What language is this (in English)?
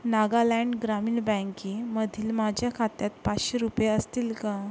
Marathi